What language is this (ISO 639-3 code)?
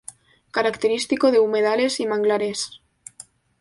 spa